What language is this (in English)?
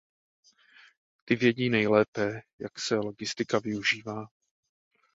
Czech